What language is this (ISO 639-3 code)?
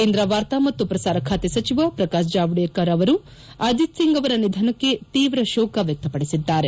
kan